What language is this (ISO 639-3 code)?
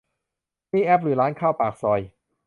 tha